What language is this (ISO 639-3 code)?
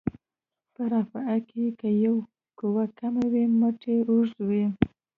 pus